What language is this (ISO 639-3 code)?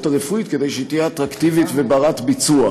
heb